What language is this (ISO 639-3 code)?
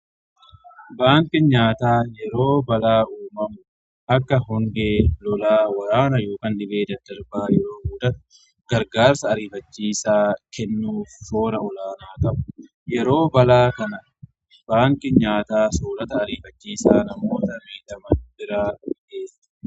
orm